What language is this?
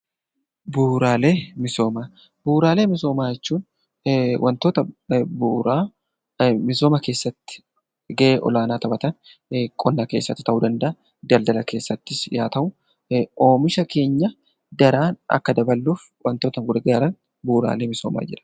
Oromo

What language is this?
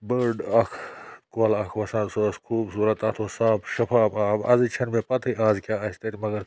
Kashmiri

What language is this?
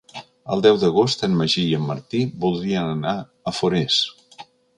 Catalan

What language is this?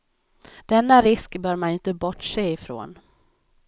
Swedish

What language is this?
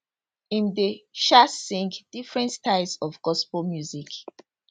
Nigerian Pidgin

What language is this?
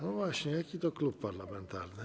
Polish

